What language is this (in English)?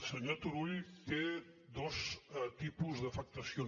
Catalan